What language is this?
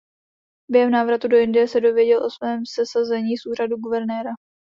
Czech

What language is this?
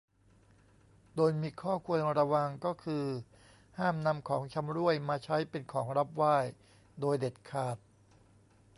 Thai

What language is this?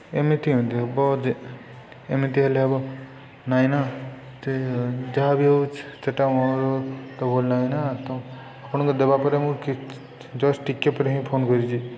Odia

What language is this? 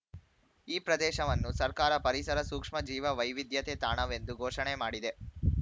Kannada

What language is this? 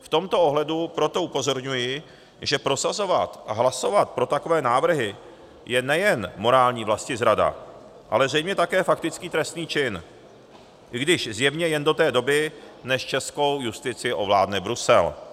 Czech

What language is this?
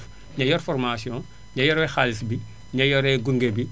Wolof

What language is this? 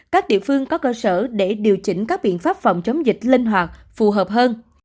Vietnamese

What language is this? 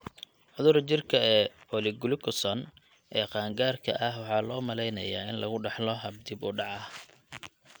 Somali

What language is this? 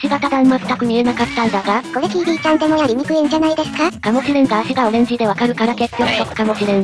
Japanese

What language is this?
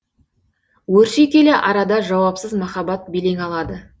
Kazakh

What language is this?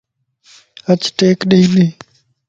Lasi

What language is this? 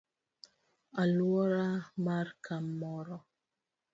Luo (Kenya and Tanzania)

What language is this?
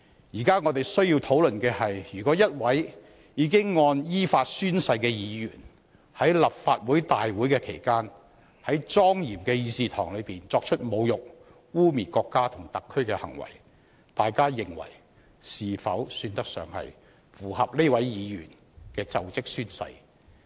Cantonese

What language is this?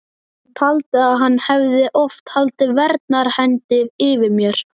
Icelandic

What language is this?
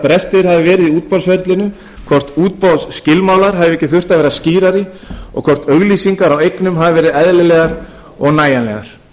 Icelandic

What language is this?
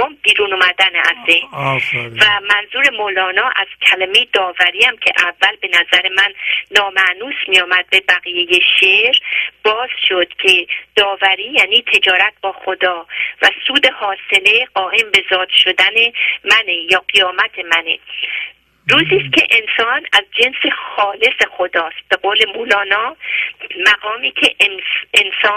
Persian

